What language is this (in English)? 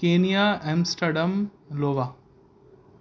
Urdu